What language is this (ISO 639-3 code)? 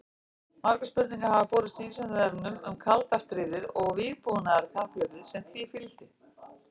isl